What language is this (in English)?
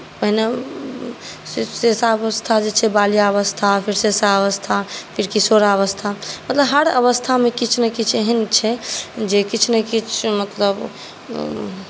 Maithili